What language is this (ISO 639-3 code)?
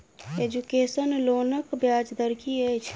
mai